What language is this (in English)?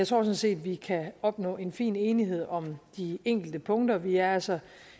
Danish